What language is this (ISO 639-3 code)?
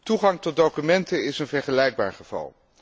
nld